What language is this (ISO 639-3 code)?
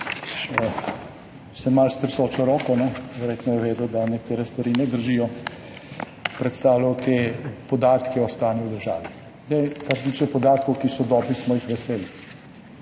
slv